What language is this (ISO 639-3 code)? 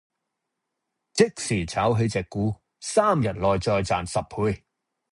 yue